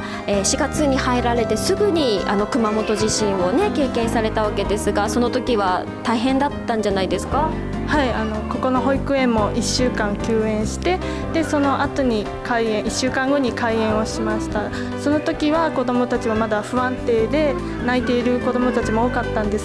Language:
Japanese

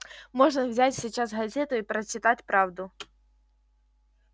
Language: Russian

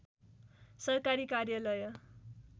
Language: Nepali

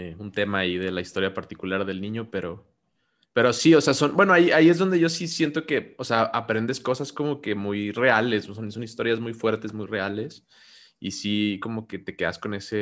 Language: Spanish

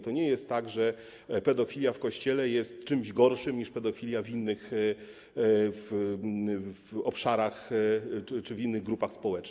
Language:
Polish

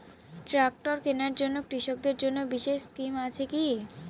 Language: Bangla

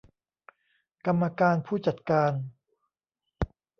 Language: Thai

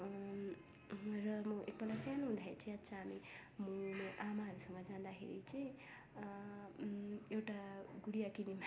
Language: Nepali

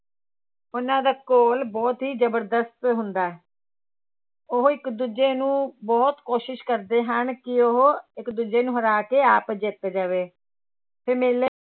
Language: Punjabi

